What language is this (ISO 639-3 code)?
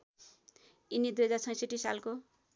nep